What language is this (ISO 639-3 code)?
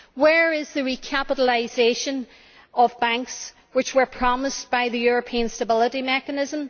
eng